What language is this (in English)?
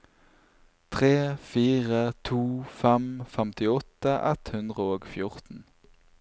Norwegian